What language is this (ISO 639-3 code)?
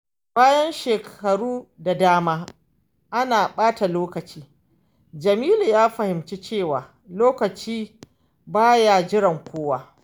hau